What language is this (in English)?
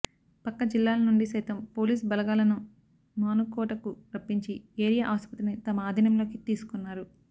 Telugu